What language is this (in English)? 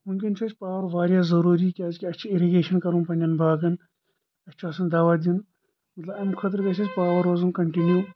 Kashmiri